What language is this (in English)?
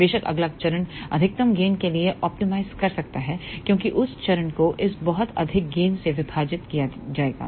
Hindi